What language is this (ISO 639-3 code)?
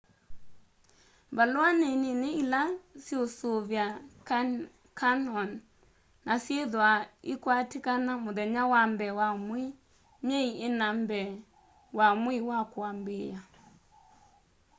kam